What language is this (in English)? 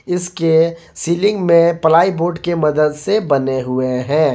Hindi